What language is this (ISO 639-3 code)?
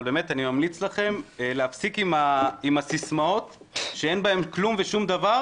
heb